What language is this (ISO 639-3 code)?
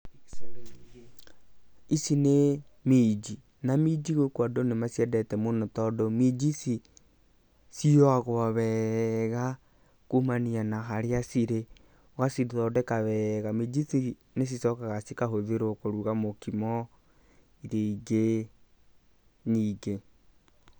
kik